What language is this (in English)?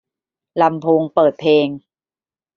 Thai